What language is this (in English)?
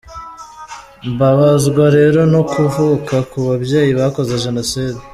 Kinyarwanda